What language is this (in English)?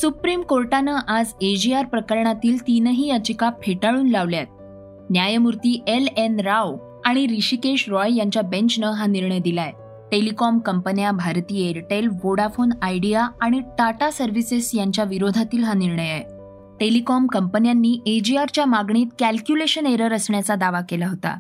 Marathi